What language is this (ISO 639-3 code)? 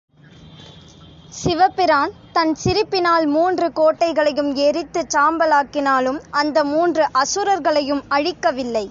tam